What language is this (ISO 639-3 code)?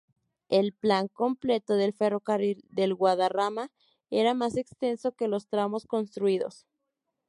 spa